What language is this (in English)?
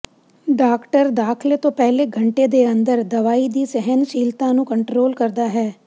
Punjabi